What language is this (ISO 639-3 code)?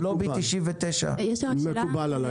heb